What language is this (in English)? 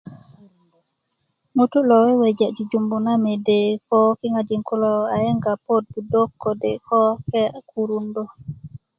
Kuku